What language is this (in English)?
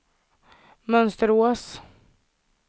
Swedish